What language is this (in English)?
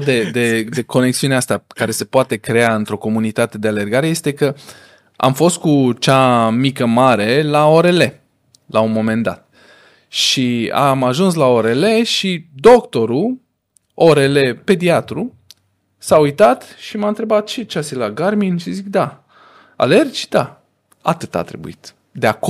Romanian